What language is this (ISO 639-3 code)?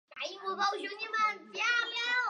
zho